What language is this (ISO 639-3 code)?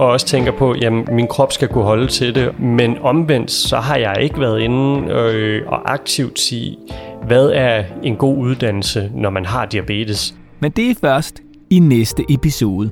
dan